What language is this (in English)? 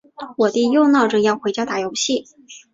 Chinese